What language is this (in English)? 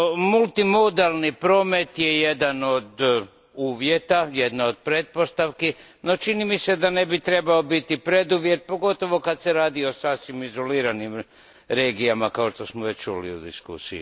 Croatian